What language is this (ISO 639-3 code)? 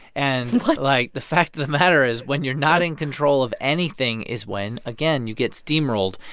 eng